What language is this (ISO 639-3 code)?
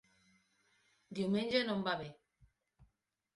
cat